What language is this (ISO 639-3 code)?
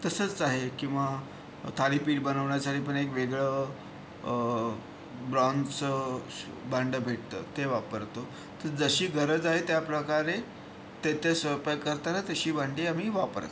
mar